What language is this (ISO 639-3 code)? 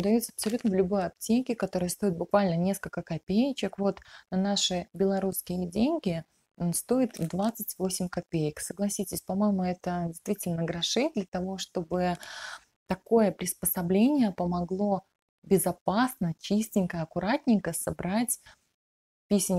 rus